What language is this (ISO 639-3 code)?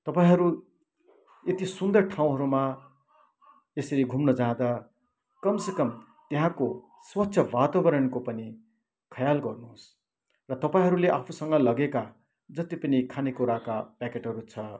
nep